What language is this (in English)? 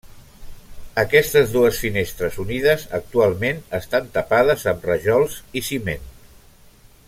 Catalan